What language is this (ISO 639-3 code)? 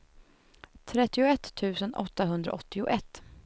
swe